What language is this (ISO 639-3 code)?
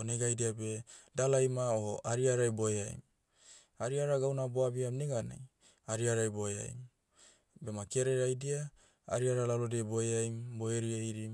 meu